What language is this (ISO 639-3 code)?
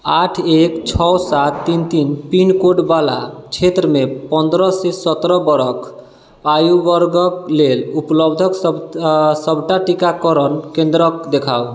mai